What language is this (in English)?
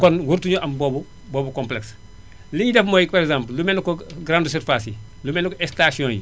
Wolof